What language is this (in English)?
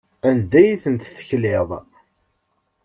Kabyle